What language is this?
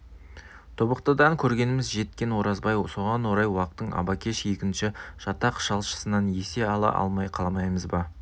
Kazakh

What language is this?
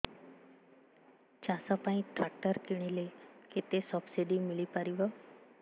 Odia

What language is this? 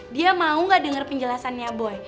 Indonesian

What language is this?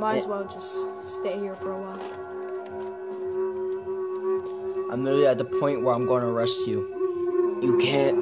English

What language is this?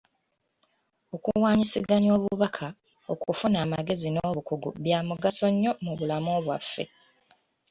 Ganda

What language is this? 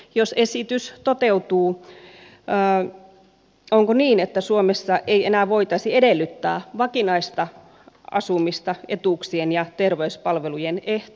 Finnish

